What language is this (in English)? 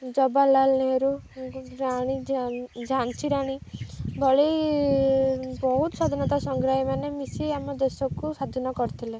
Odia